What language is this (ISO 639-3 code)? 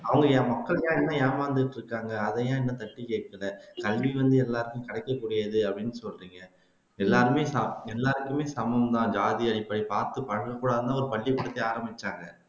tam